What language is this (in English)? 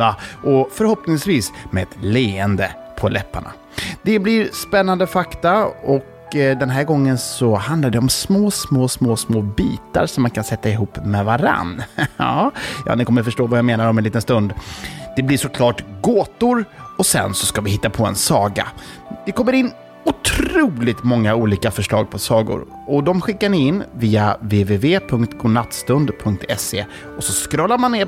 Swedish